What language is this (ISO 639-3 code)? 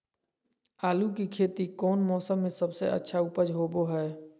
mag